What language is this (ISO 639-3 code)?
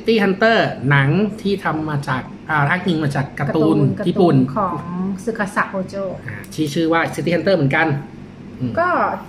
tha